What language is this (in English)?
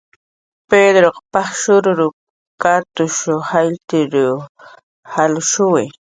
Jaqaru